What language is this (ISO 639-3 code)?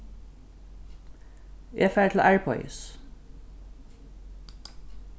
fao